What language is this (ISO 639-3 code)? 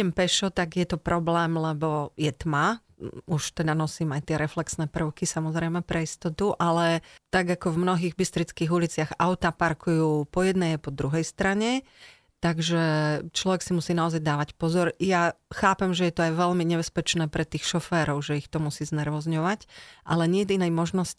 slk